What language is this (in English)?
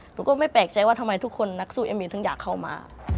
Thai